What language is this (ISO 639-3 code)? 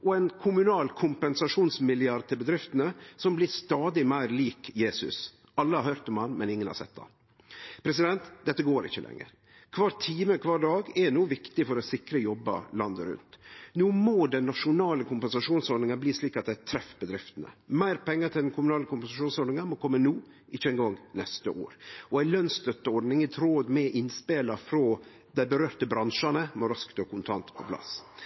nno